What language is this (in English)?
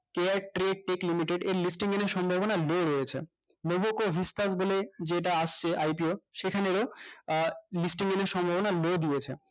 Bangla